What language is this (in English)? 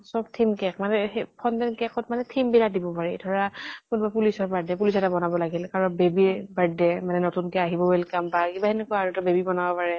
Assamese